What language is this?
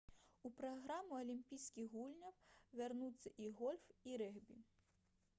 Belarusian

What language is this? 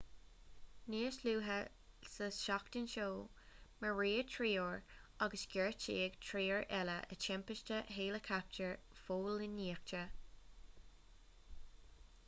Irish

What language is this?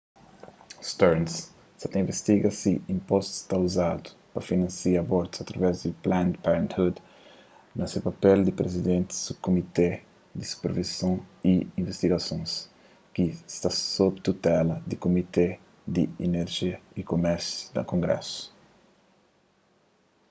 Kabuverdianu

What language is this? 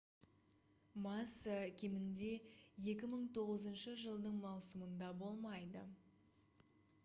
Kazakh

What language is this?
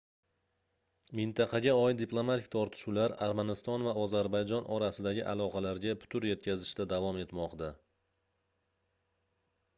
Uzbek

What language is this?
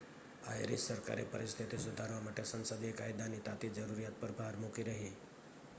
Gujarati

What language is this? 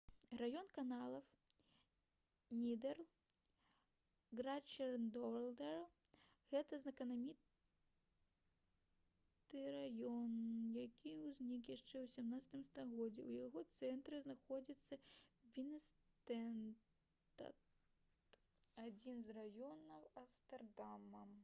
Belarusian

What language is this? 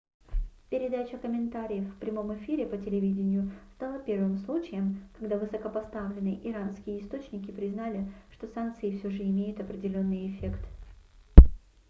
Russian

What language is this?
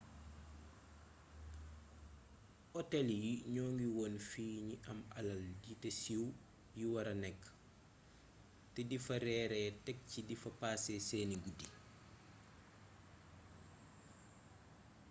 Wolof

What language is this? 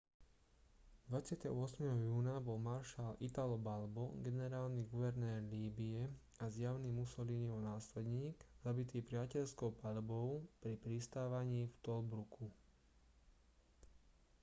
Slovak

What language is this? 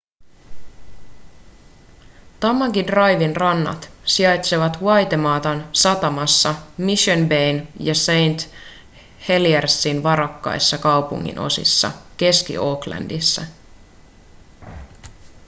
Finnish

